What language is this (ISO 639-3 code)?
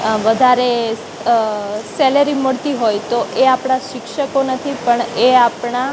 guj